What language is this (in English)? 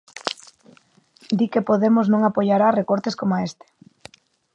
Galician